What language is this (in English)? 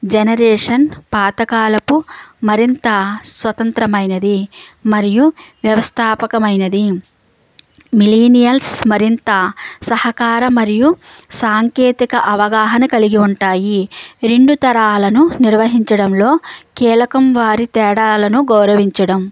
Telugu